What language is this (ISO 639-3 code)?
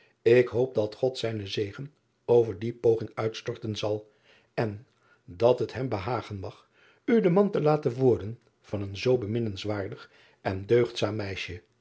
nld